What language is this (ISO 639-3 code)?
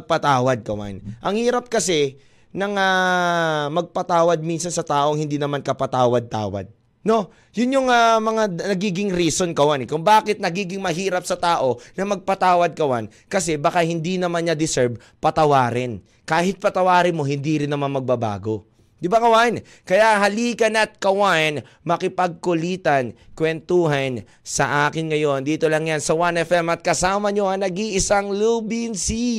fil